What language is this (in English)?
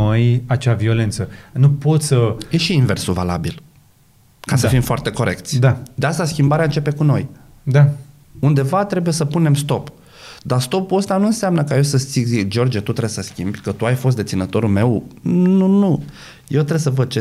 Romanian